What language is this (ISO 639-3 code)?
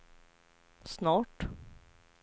swe